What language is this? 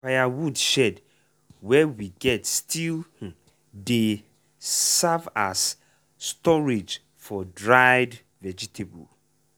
Nigerian Pidgin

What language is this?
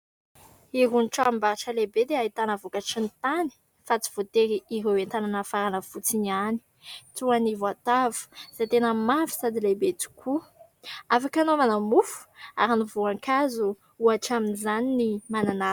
Malagasy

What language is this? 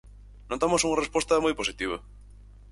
Galician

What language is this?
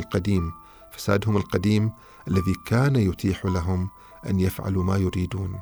Arabic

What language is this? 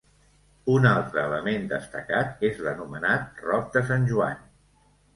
Catalan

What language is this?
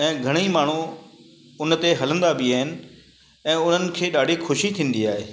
Sindhi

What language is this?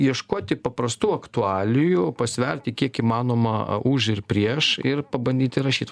Lithuanian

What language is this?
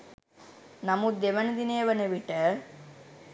Sinhala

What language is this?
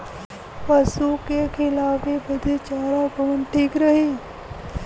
Bhojpuri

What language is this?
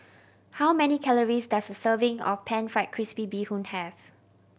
English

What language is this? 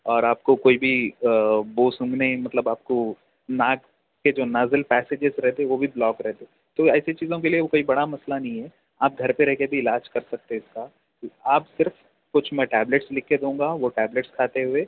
Urdu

